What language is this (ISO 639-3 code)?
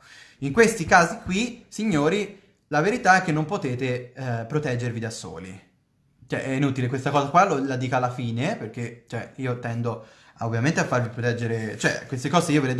ita